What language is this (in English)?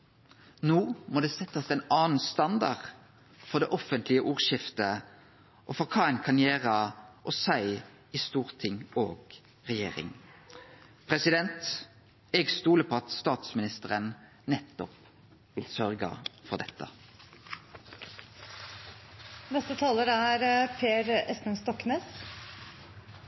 Norwegian Nynorsk